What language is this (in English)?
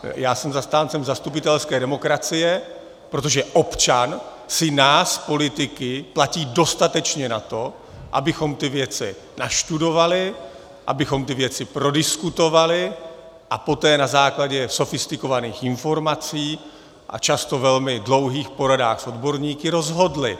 Czech